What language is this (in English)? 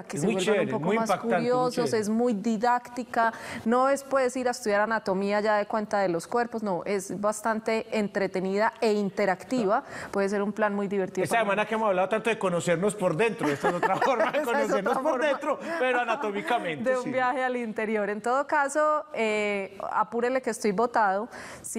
Spanish